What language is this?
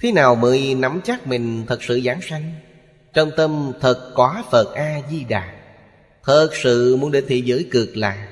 Vietnamese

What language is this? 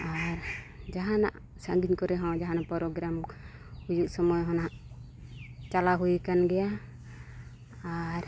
Santali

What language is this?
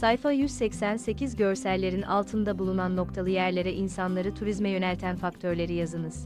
Turkish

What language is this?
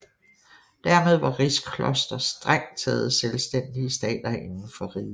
Danish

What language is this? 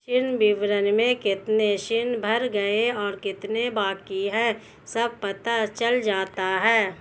Hindi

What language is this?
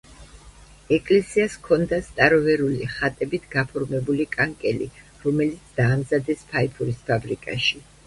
Georgian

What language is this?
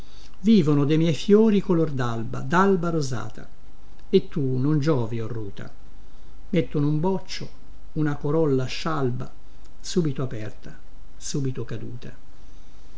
Italian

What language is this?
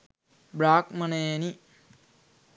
Sinhala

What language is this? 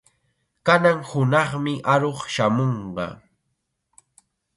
Chiquián Ancash Quechua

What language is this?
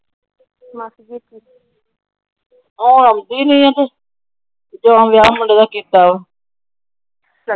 Punjabi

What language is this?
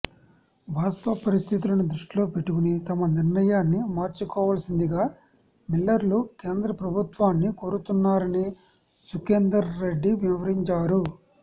Telugu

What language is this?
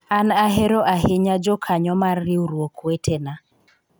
Luo (Kenya and Tanzania)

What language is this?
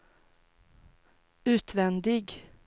Swedish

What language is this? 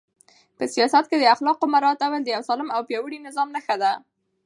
Pashto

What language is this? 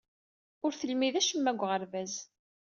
Kabyle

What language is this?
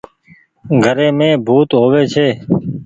Goaria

